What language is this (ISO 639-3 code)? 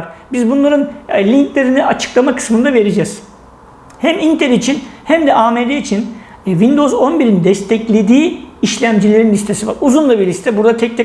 tur